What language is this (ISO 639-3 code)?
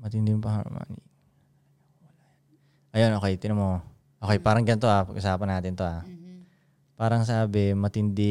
fil